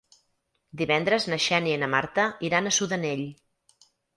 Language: Catalan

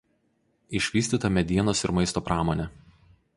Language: Lithuanian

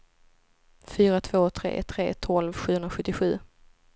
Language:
Swedish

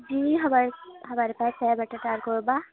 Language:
Urdu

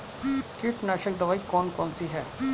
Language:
Hindi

